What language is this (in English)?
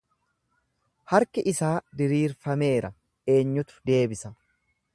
Oromo